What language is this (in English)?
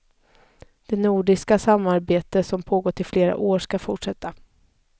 Swedish